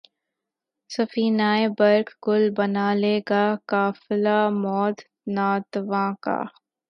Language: Urdu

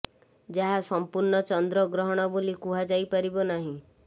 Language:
Odia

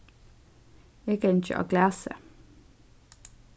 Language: Faroese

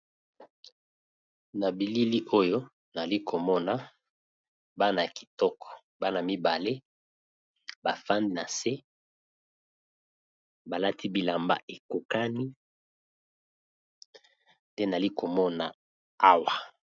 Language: Lingala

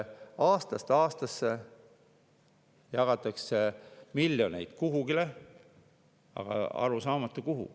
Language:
Estonian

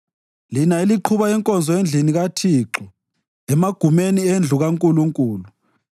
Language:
North Ndebele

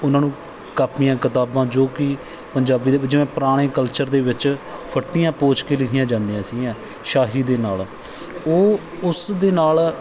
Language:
Punjabi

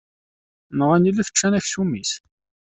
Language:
Kabyle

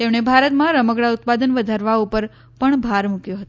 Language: Gujarati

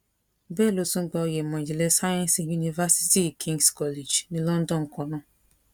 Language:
Yoruba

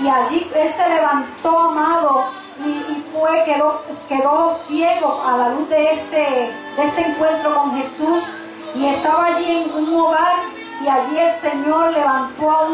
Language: Spanish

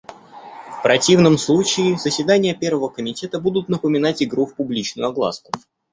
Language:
Russian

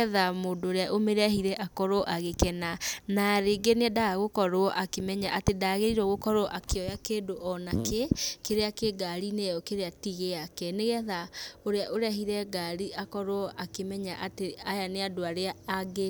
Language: Kikuyu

